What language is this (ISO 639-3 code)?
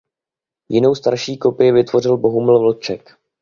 ces